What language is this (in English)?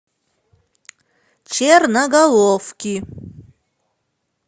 Russian